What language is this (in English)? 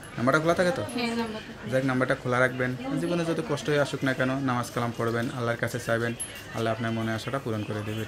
Bangla